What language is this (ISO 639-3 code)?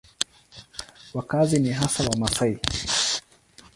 swa